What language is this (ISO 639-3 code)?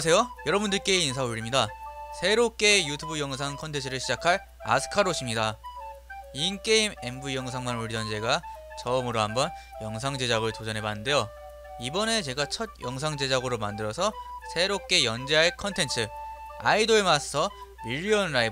kor